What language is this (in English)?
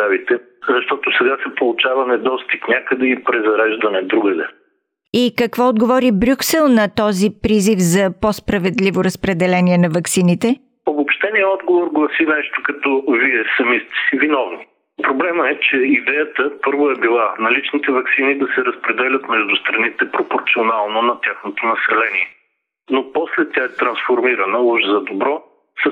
Bulgarian